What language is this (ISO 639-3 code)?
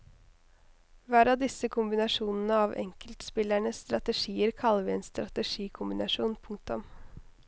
nor